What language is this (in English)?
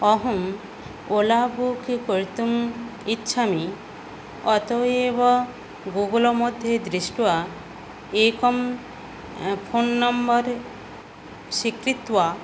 Sanskrit